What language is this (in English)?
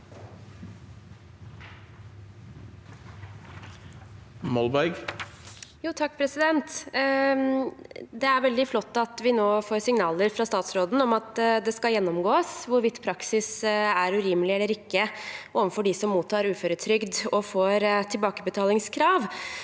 Norwegian